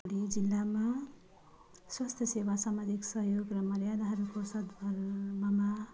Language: Nepali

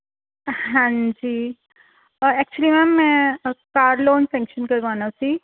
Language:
Punjabi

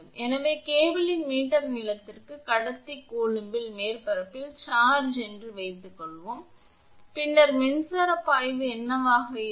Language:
Tamil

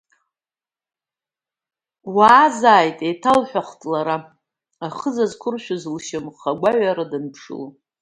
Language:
Abkhazian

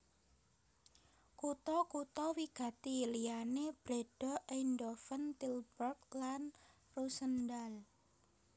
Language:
Javanese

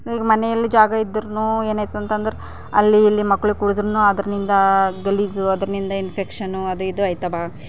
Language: Kannada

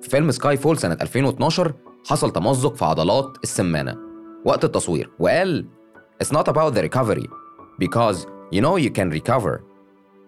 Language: Arabic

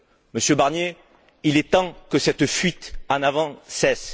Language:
French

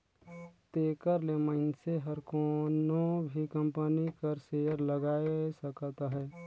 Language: Chhattisgarhi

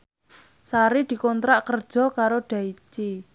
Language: Javanese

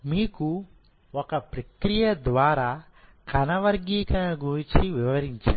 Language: Telugu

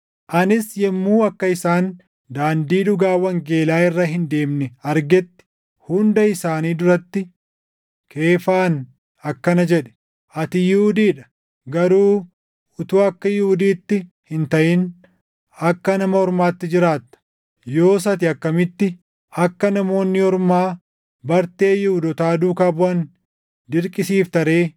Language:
Oromo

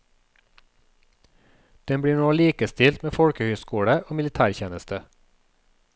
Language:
Norwegian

